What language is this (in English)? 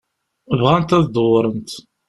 Kabyle